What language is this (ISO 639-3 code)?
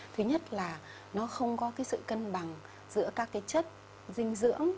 vie